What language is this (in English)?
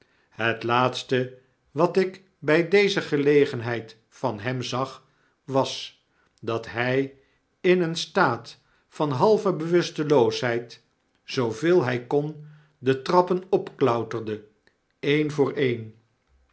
Dutch